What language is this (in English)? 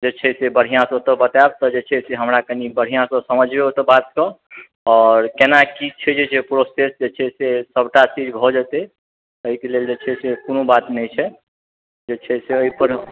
Maithili